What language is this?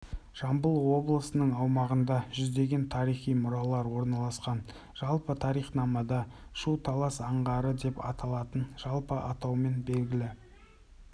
Kazakh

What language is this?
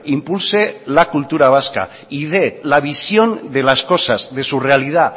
Spanish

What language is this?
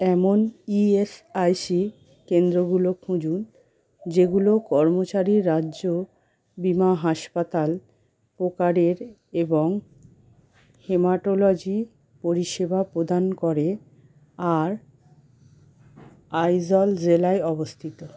Bangla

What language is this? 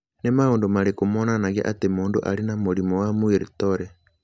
Kikuyu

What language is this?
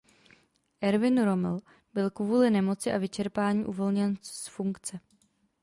Czech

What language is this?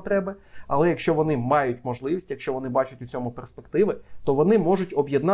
Ukrainian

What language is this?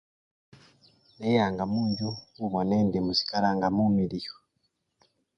Luyia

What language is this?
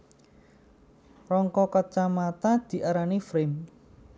Javanese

